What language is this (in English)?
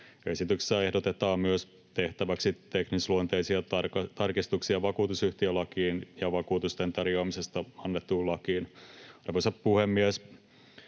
Finnish